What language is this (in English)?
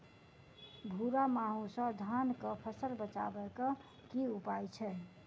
Maithili